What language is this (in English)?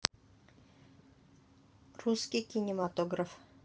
Russian